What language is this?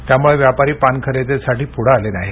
Marathi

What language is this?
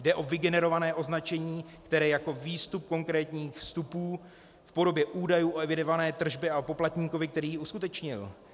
Czech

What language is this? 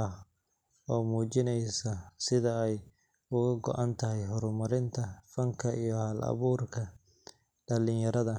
Somali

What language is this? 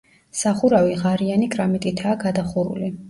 Georgian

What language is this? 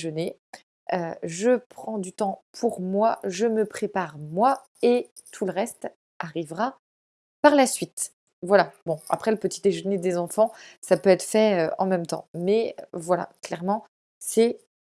French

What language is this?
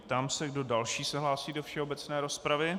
Czech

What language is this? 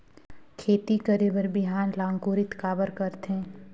Chhattisgarhi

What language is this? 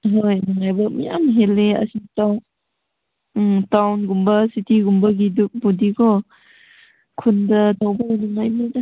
Manipuri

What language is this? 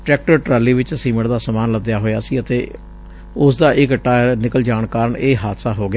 Punjabi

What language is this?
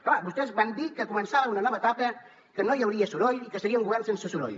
Catalan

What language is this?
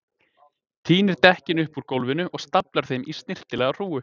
Icelandic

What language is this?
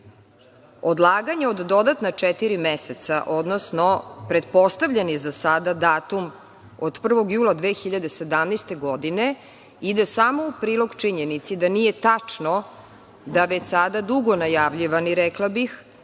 Serbian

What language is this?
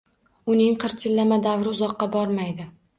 Uzbek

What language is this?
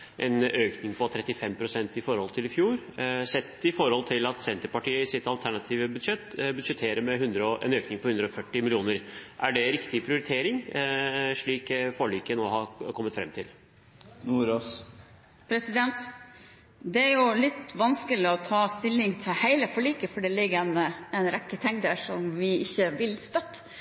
Norwegian Bokmål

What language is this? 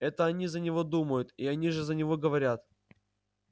Russian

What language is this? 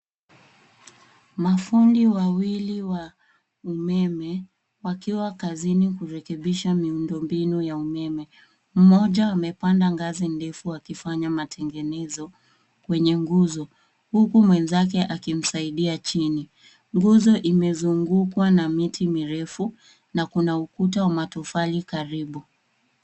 Swahili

